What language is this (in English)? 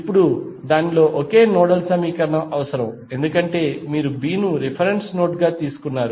Telugu